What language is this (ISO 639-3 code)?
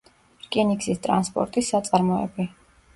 kat